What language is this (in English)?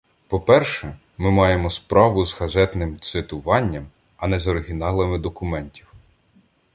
Ukrainian